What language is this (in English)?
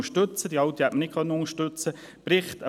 Swiss German